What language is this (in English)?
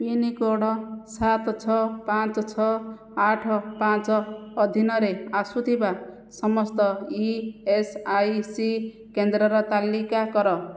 Odia